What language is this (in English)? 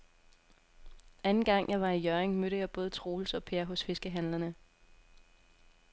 Danish